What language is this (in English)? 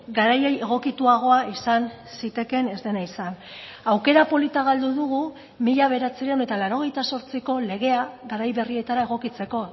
Basque